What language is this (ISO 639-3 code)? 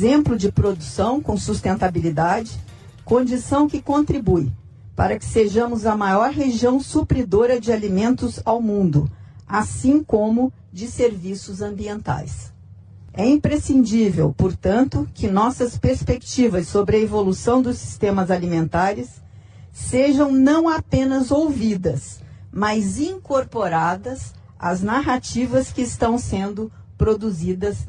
por